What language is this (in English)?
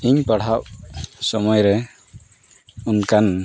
Santali